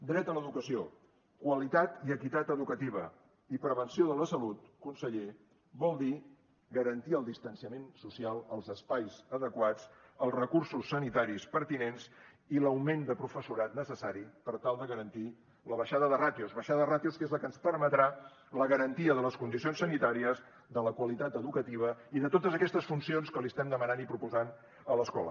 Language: Catalan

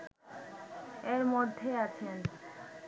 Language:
Bangla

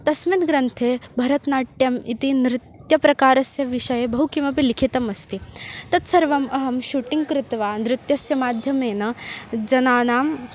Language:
Sanskrit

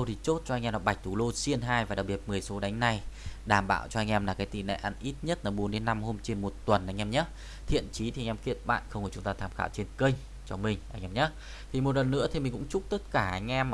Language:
Vietnamese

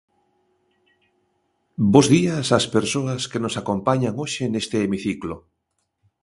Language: Galician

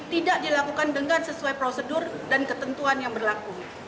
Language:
Indonesian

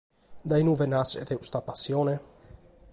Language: Sardinian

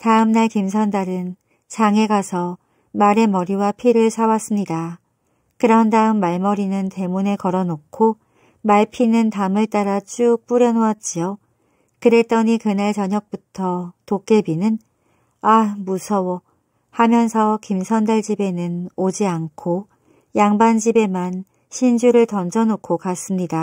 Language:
Korean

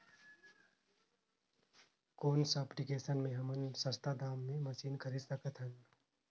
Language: Chhattisgarhi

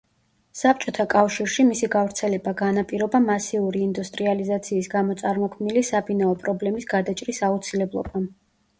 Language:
Georgian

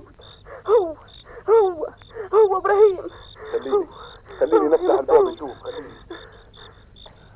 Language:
Arabic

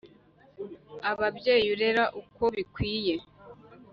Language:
Kinyarwanda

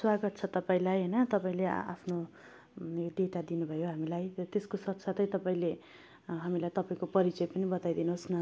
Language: Nepali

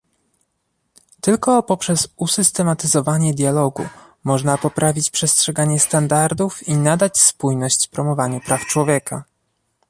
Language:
Polish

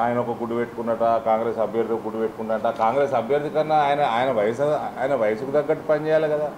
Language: Telugu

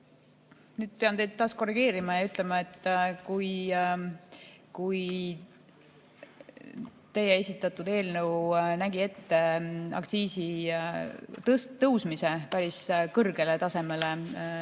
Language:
Estonian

